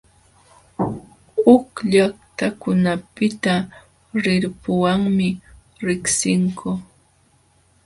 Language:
Jauja Wanca Quechua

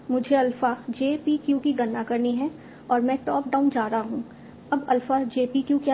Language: Hindi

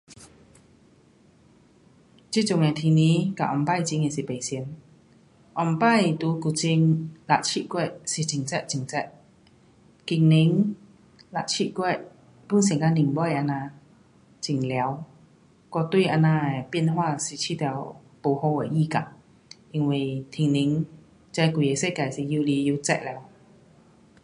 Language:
Pu-Xian Chinese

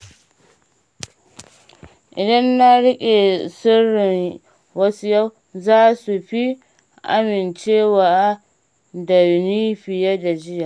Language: Hausa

